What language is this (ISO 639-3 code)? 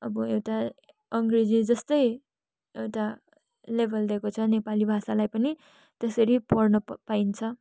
nep